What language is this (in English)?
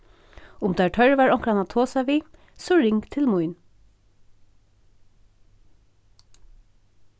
Faroese